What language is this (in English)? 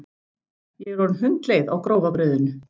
Icelandic